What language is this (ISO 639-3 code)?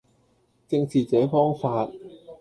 yue